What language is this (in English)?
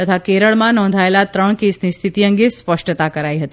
Gujarati